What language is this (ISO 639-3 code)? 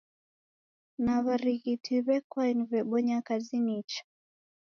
dav